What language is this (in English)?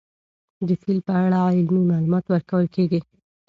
Pashto